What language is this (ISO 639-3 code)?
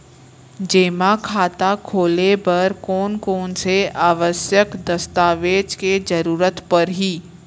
hne